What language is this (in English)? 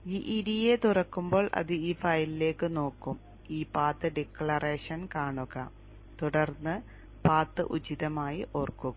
Malayalam